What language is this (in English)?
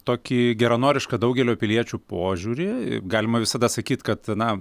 Lithuanian